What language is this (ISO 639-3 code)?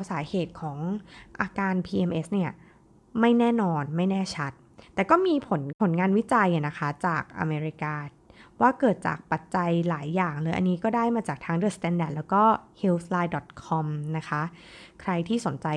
tha